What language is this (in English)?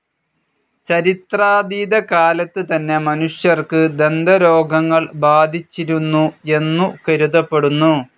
Malayalam